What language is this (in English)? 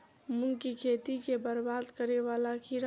Maithili